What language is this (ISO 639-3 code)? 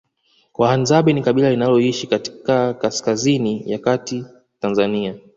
swa